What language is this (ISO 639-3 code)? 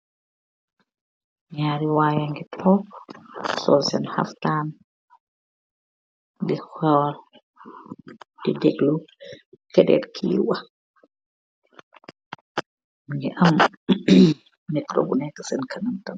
wol